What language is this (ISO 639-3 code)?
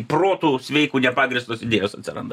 lit